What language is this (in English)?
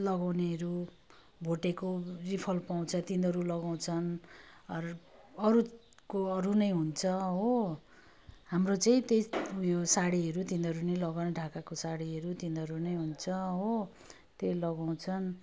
Nepali